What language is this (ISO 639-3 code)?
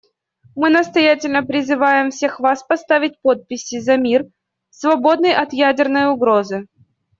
rus